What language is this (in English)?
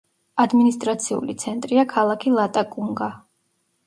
Georgian